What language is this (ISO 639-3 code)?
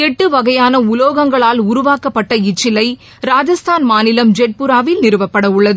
tam